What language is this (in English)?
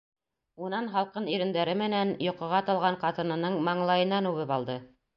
Bashkir